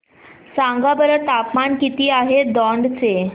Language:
Marathi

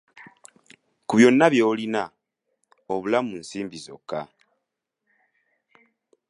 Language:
Ganda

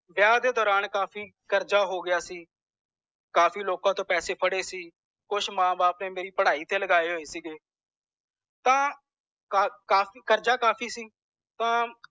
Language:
Punjabi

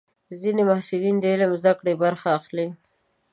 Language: Pashto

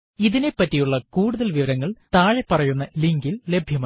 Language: Malayalam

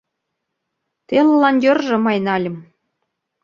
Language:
Mari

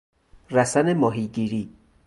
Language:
Persian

